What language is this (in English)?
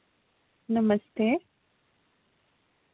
Dogri